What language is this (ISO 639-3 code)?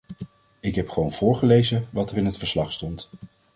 nld